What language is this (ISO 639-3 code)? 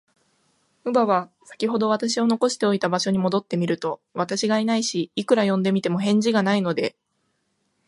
jpn